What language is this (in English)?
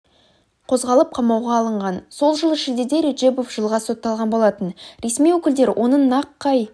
Kazakh